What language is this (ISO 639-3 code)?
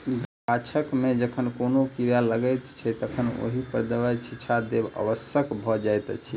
mai